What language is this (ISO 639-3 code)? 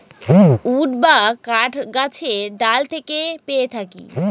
ben